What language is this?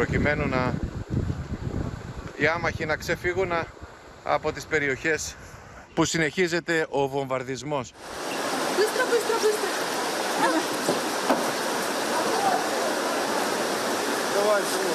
Greek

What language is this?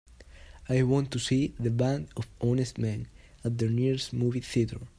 English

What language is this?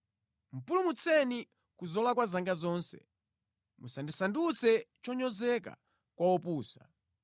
Nyanja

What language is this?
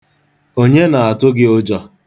Igbo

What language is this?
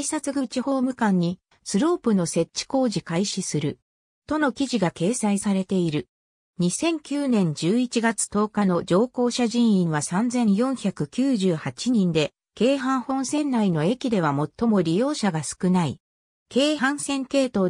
Japanese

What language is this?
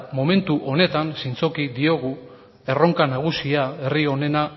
Basque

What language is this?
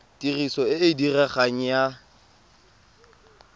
Tswana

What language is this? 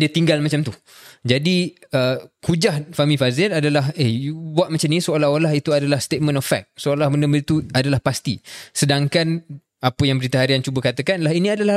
Malay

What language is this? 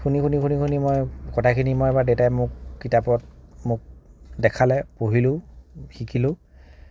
Assamese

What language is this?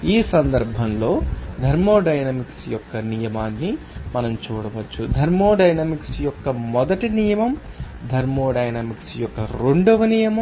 Telugu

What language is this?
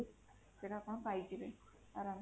Odia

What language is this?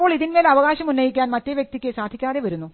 Malayalam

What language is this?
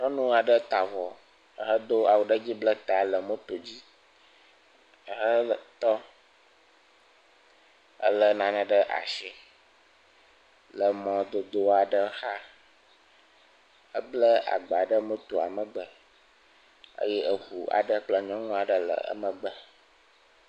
Ewe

